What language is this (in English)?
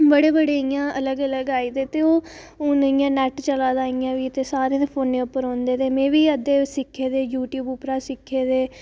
Dogri